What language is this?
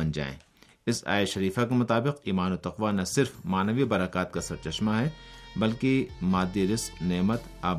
Urdu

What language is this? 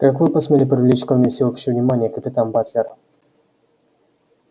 Russian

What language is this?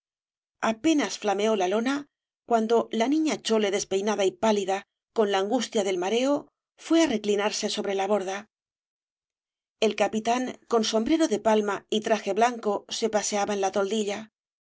Spanish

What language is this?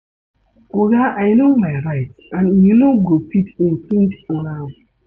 Nigerian Pidgin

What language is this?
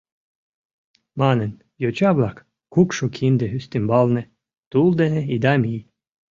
Mari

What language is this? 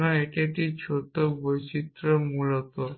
Bangla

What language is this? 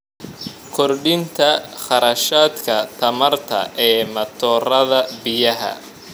Somali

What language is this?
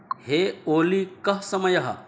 Sanskrit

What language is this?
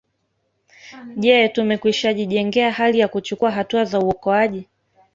Swahili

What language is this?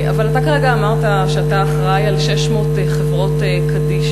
Hebrew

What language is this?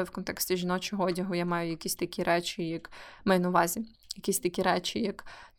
Ukrainian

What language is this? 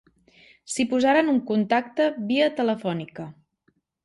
Catalan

